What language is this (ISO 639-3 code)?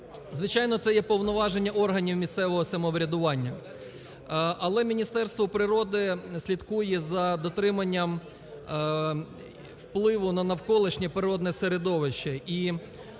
ukr